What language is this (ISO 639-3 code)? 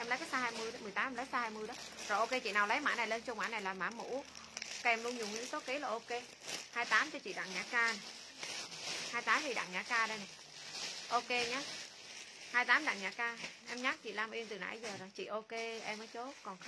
vie